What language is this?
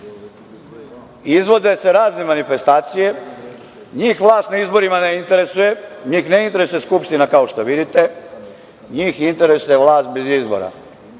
Serbian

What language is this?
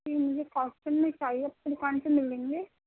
Urdu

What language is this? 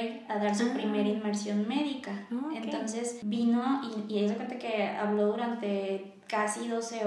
Spanish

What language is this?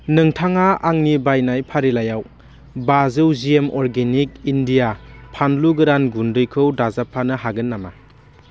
Bodo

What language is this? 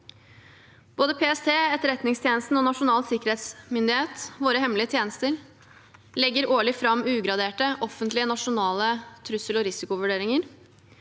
Norwegian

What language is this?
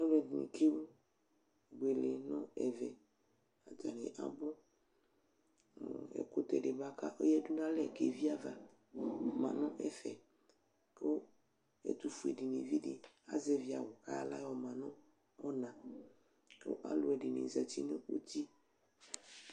Ikposo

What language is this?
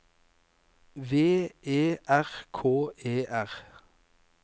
Norwegian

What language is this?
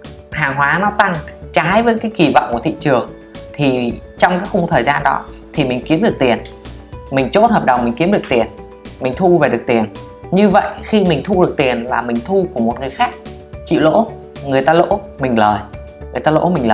Vietnamese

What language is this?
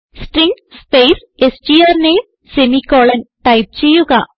Malayalam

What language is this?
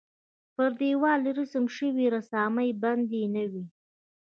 Pashto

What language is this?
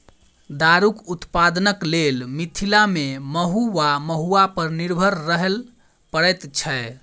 Maithili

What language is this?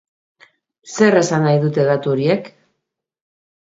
Basque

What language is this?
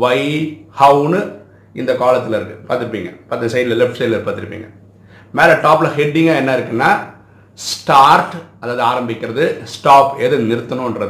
Tamil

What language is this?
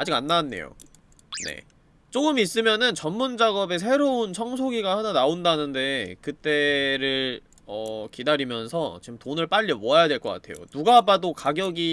Korean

